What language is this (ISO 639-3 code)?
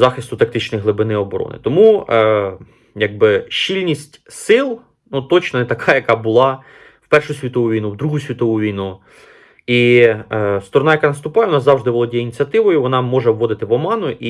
ukr